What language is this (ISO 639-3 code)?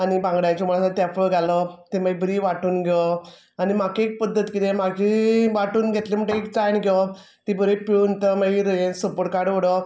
kok